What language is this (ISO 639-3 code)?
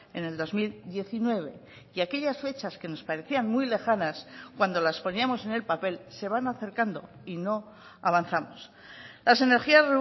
spa